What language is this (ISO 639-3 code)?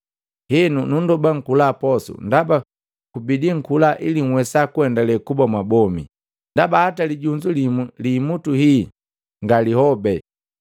mgv